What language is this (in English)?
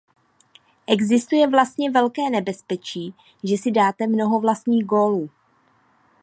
Czech